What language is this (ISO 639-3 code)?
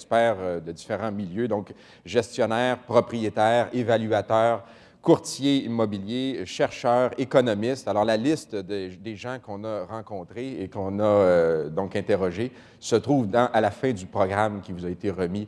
fra